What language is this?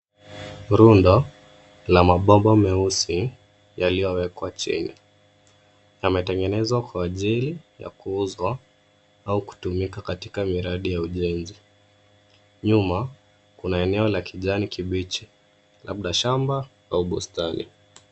Swahili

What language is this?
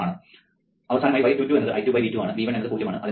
Malayalam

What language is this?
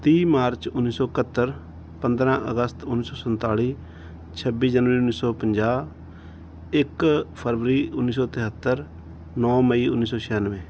Punjabi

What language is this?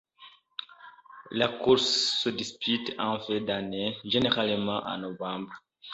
French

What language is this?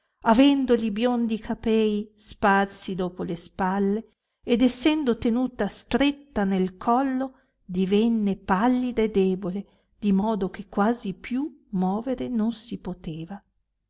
Italian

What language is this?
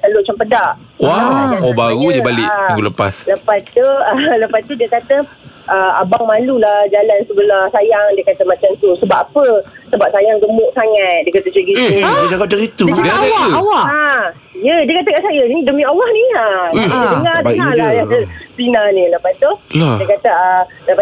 Malay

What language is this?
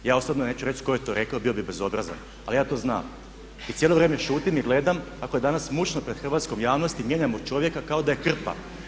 Croatian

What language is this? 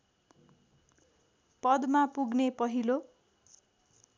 Nepali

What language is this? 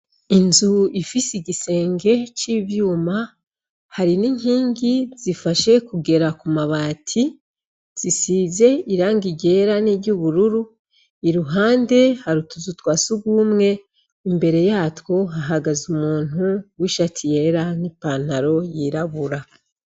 Rundi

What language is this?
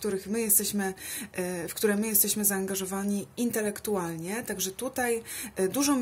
Polish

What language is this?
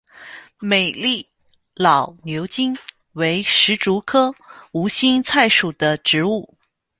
Chinese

